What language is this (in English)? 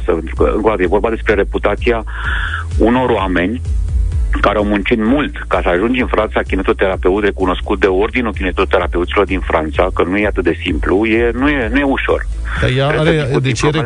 Romanian